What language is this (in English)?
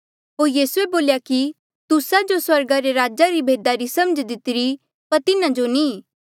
Mandeali